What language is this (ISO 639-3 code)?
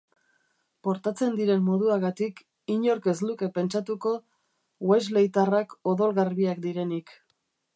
eus